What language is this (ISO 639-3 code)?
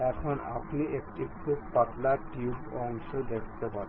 ben